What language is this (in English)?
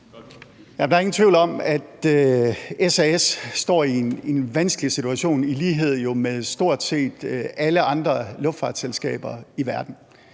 Danish